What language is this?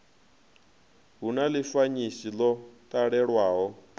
Venda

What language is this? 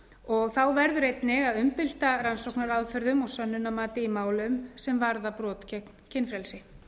Icelandic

